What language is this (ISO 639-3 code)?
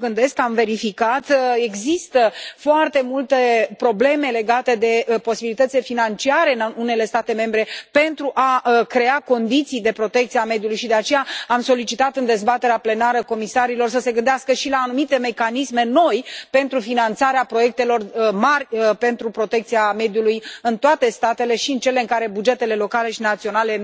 ron